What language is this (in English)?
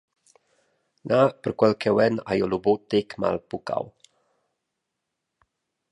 Romansh